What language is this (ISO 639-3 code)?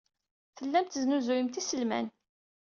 kab